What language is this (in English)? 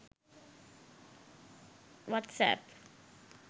Sinhala